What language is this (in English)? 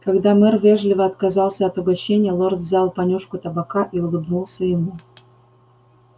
Russian